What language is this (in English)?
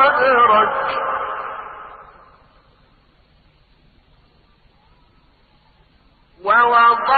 Arabic